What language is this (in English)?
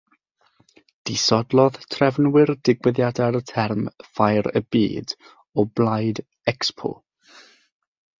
Welsh